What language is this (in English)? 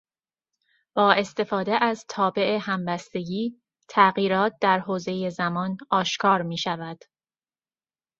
Persian